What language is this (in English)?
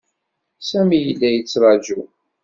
Kabyle